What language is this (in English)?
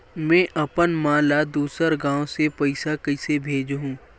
Chhattisgarhi